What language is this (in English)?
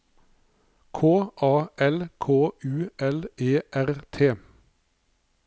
Norwegian